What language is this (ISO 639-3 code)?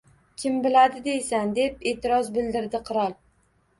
uzb